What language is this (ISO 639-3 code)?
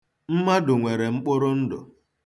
ibo